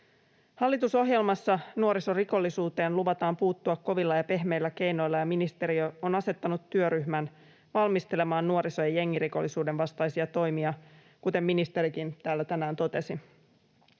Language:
Finnish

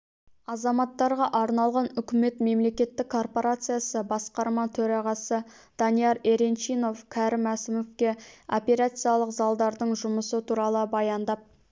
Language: Kazakh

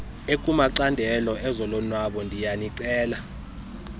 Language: Xhosa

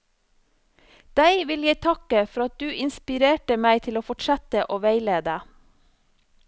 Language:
Norwegian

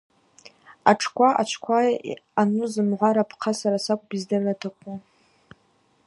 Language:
Abaza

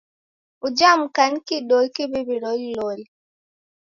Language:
Taita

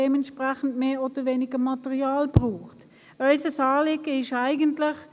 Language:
Swiss German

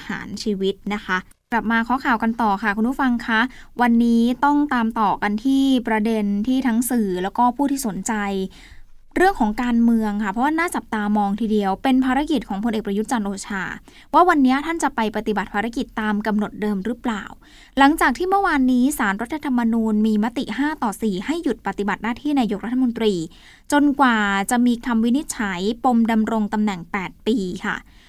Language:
Thai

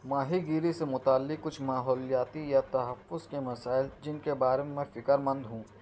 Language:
Urdu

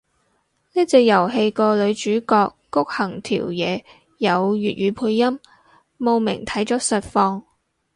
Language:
Cantonese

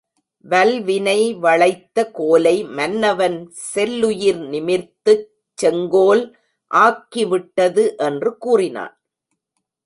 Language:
Tamil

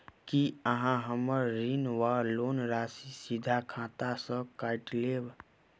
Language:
Maithili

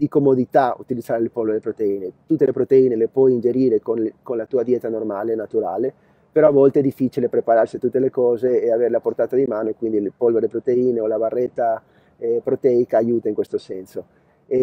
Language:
Italian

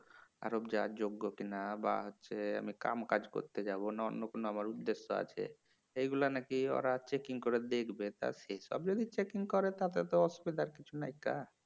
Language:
Bangla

